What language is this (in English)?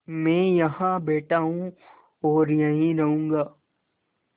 Hindi